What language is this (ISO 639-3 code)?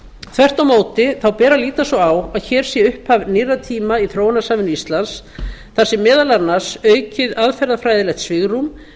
isl